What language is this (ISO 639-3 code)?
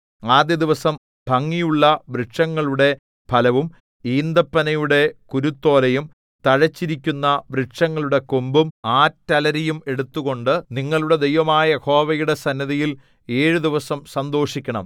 mal